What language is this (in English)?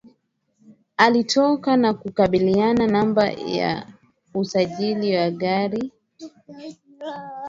Swahili